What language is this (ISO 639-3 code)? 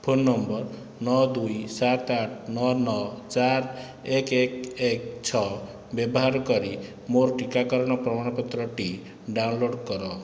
ori